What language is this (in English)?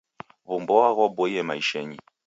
Taita